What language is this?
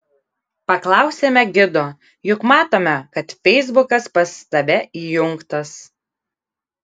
Lithuanian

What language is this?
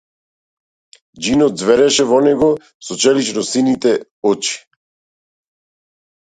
Macedonian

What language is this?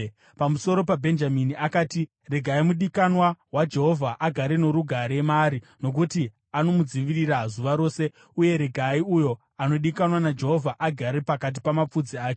Shona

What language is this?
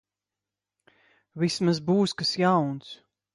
Latvian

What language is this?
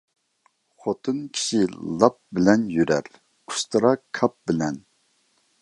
Uyghur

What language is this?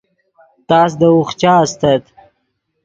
Yidgha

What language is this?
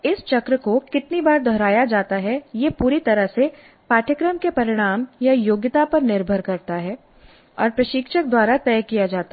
Hindi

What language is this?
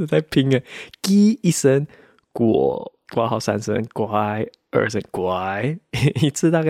Chinese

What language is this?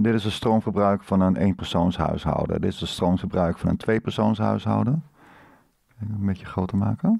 Dutch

